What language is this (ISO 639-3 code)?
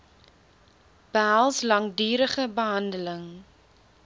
afr